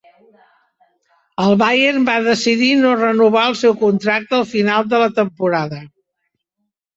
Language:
Catalan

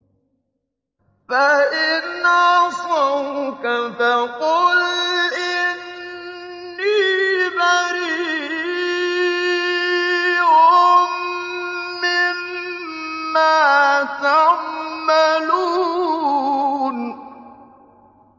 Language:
Arabic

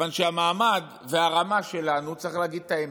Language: Hebrew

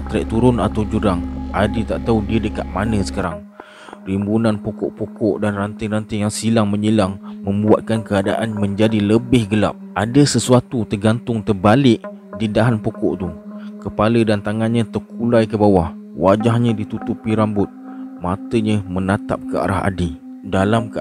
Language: Malay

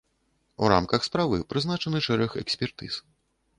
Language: Belarusian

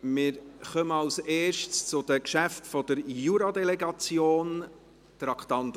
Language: Swiss German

